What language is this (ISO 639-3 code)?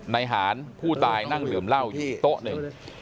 tha